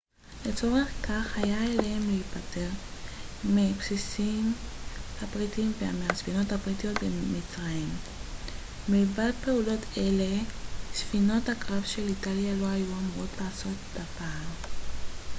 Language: Hebrew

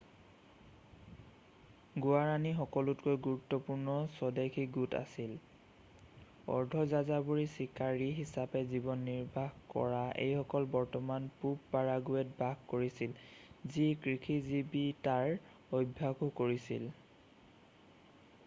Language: Assamese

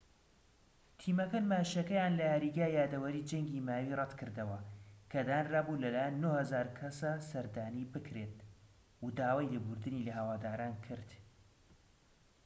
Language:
Central Kurdish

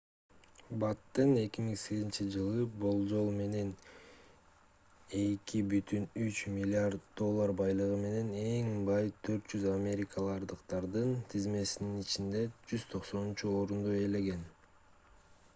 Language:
Kyrgyz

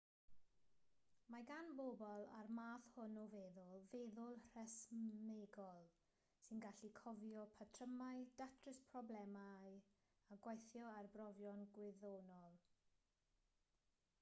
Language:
Welsh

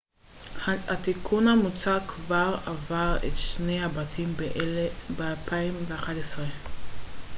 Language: Hebrew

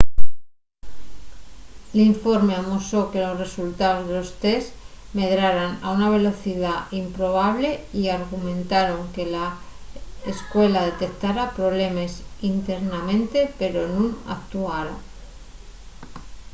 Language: Asturian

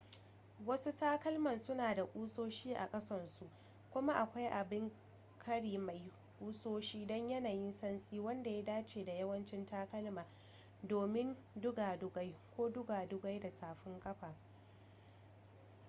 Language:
Hausa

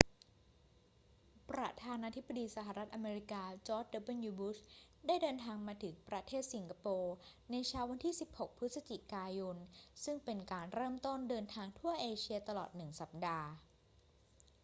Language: Thai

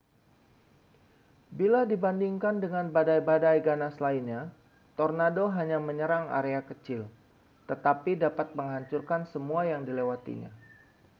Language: Indonesian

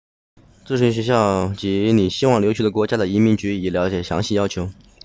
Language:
Chinese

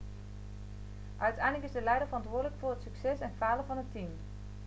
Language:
Dutch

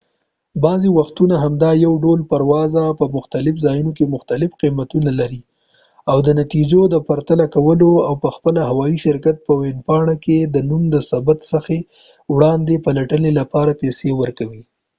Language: Pashto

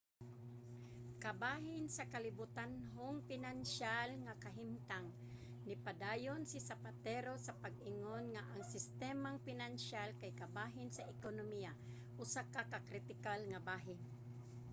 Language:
Cebuano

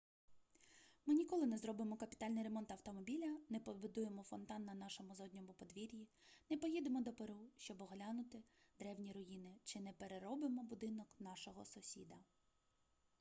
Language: Ukrainian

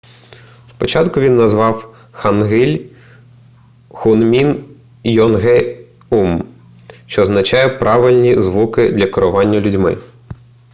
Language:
Ukrainian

